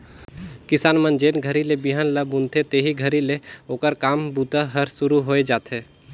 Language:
Chhattisgarhi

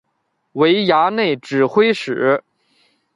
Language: Chinese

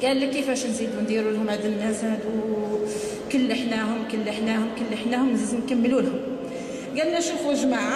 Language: Arabic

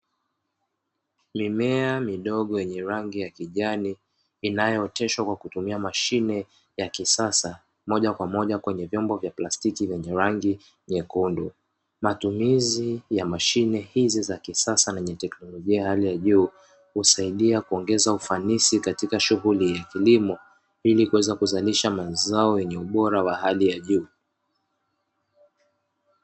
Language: Swahili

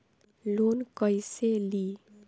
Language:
Bhojpuri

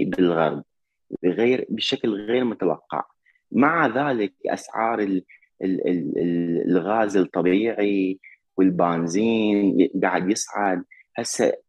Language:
Arabic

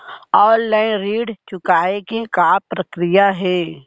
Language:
Chhattisgarhi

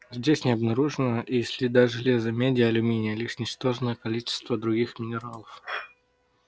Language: Russian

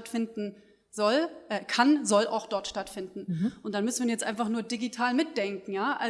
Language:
German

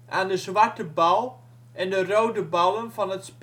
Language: Dutch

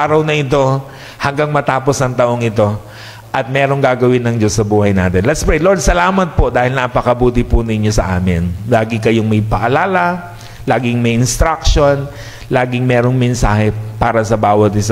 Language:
Filipino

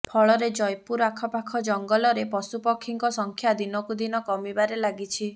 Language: Odia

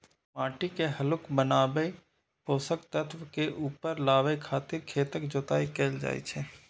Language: Maithili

